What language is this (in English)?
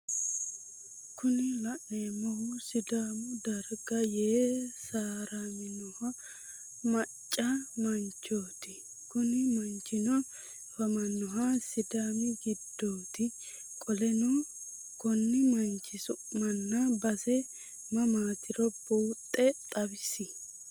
Sidamo